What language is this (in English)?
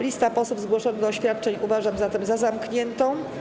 Polish